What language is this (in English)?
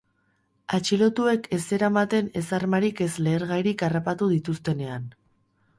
Basque